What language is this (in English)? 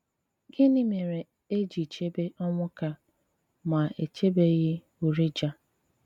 Igbo